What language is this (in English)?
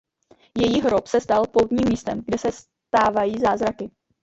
Czech